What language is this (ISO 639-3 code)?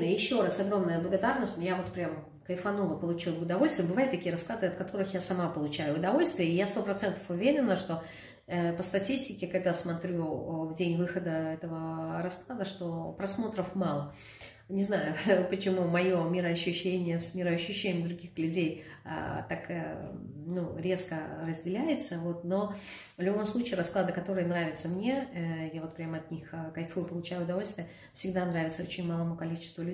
rus